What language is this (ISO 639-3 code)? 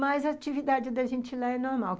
por